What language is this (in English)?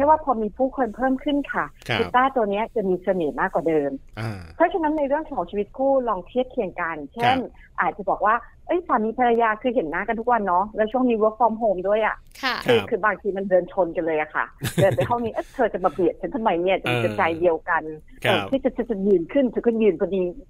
Thai